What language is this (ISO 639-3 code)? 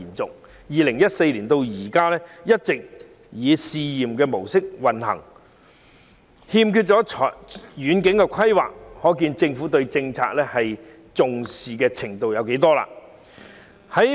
yue